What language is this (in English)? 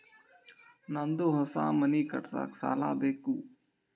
Kannada